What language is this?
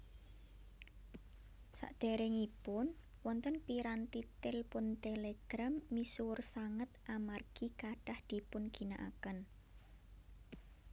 Javanese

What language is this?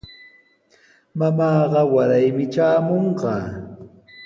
Sihuas Ancash Quechua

